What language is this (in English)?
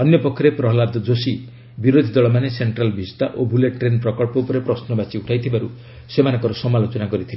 Odia